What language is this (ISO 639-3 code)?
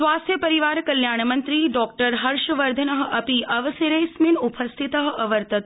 san